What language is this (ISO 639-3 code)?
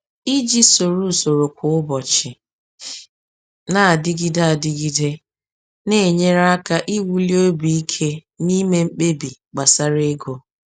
ibo